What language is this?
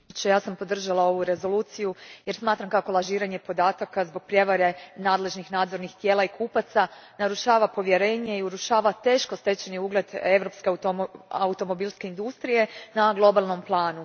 Croatian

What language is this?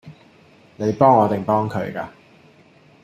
Cantonese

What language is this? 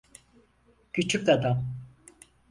Turkish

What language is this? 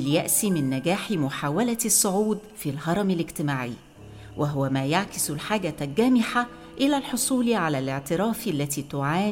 Arabic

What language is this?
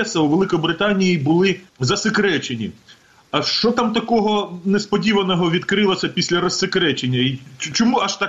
Ukrainian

